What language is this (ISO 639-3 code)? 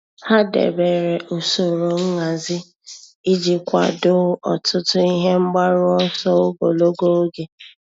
ibo